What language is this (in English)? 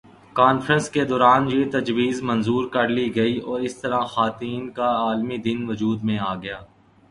Urdu